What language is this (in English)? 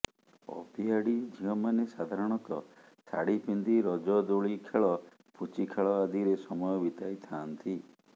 Odia